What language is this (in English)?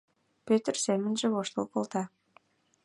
Mari